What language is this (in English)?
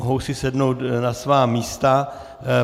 Czech